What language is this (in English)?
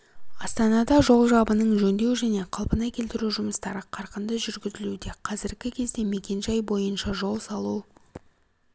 Kazakh